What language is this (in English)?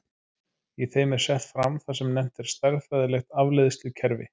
Icelandic